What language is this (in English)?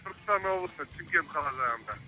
Kazakh